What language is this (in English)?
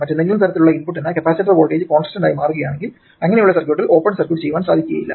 Malayalam